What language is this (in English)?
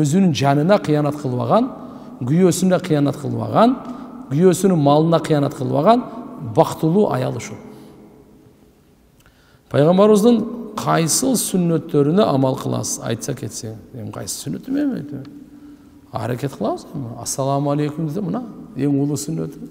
Turkish